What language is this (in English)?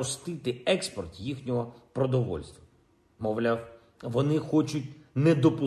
Ukrainian